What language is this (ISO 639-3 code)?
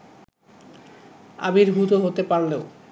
ben